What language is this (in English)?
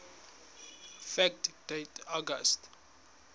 Southern Sotho